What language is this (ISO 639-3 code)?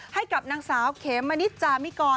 tha